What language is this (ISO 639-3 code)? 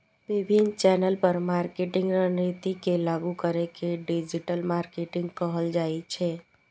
mai